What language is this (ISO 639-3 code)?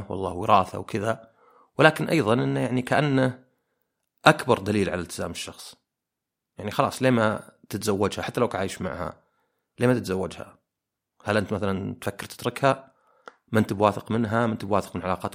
ara